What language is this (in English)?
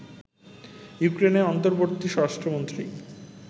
Bangla